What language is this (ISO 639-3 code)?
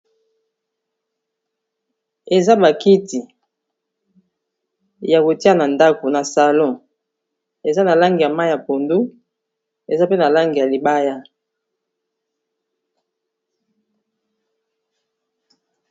lin